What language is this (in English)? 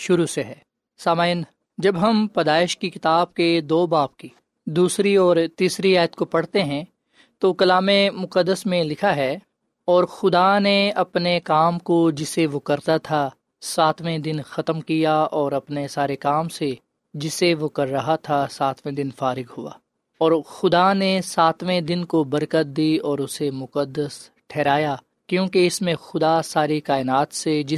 Urdu